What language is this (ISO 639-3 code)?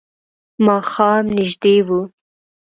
pus